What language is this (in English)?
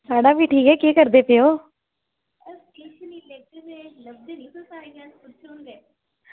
Dogri